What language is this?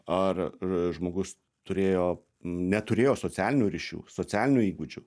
Lithuanian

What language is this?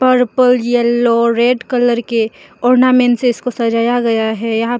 Hindi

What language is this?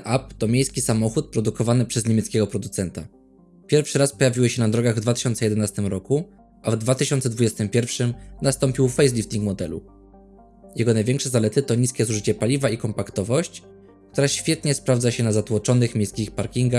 Polish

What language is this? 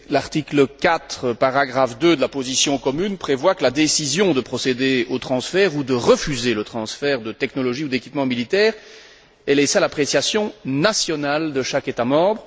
French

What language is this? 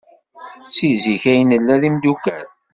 Kabyle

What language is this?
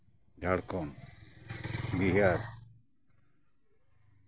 Santali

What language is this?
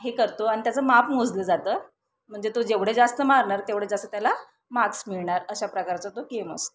Marathi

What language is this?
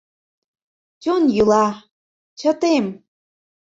Mari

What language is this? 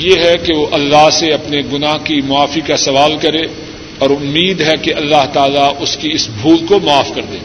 Urdu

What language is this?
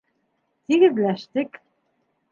Bashkir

